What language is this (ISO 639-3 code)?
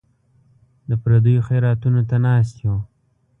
pus